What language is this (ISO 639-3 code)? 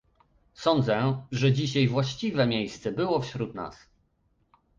pol